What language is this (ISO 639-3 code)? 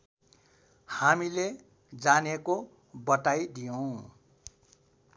nep